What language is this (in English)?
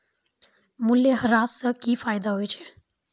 Maithili